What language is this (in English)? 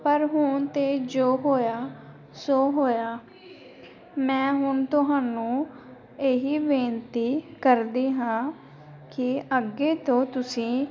Punjabi